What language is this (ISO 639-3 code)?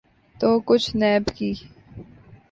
urd